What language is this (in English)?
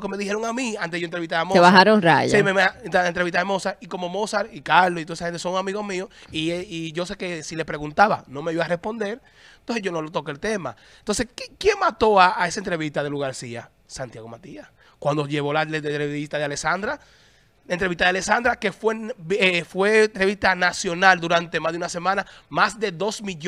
Spanish